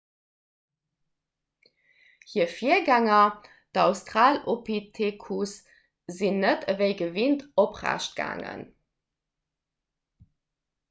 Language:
Luxembourgish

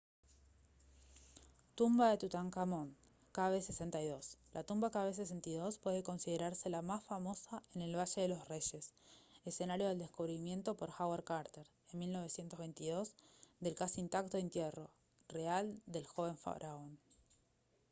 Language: Spanish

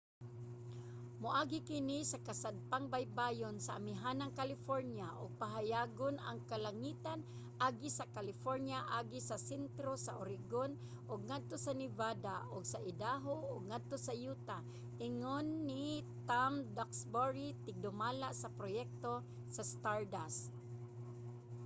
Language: Cebuano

